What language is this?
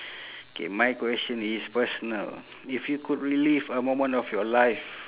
English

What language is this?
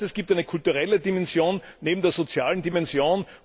German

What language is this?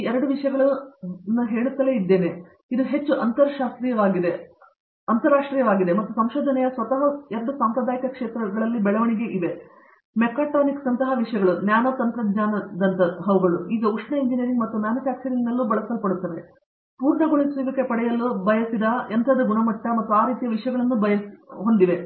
Kannada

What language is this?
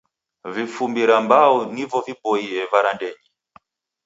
Taita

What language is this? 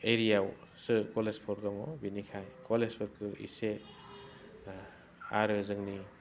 Bodo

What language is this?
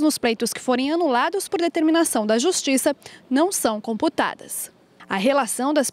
Portuguese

